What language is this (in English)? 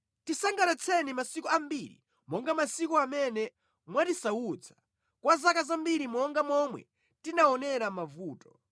Nyanja